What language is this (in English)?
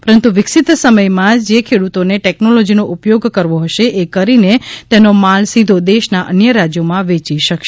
Gujarati